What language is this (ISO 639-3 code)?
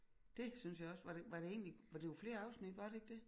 dan